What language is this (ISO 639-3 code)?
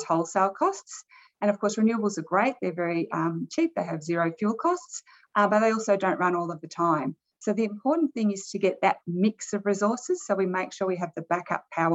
urd